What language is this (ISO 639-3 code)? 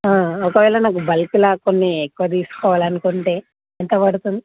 tel